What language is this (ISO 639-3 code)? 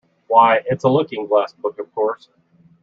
eng